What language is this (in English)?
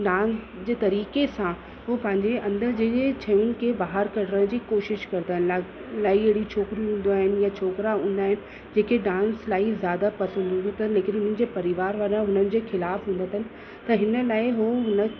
Sindhi